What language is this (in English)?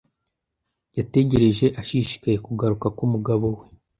Kinyarwanda